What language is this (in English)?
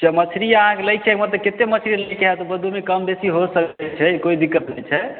Maithili